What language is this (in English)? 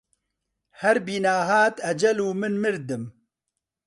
Central Kurdish